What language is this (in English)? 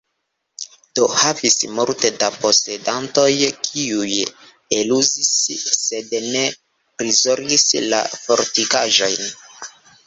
Esperanto